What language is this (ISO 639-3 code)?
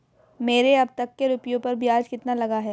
hin